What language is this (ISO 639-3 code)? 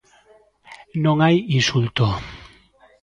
glg